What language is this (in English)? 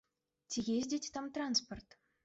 Belarusian